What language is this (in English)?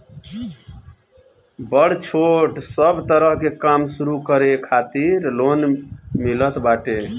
Bhojpuri